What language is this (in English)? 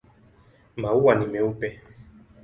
Swahili